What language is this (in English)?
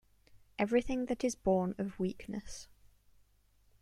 English